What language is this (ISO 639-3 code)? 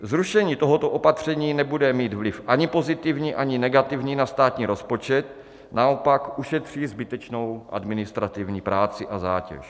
ces